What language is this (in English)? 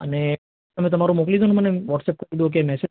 Gujarati